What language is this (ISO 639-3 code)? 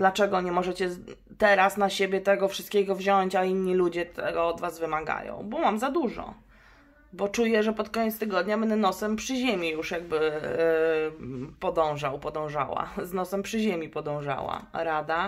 pol